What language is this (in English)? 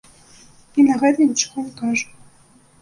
Belarusian